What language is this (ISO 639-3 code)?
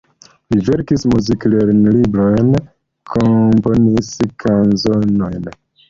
epo